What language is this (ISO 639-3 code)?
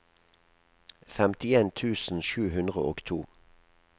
nor